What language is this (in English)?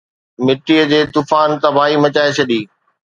Sindhi